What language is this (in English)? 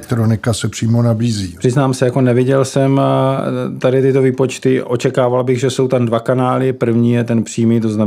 Czech